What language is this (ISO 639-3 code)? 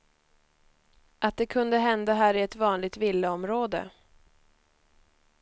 swe